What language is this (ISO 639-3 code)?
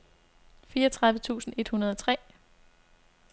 dan